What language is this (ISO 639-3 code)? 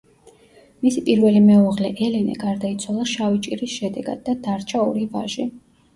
kat